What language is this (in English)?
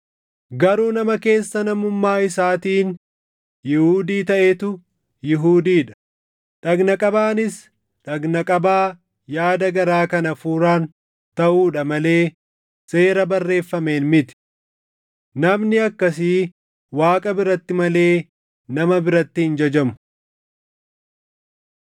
Oromo